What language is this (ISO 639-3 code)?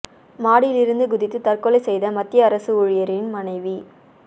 tam